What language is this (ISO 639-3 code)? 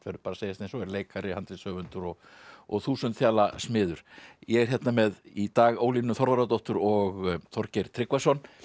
isl